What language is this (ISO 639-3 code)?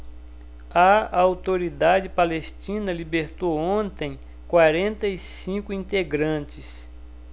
por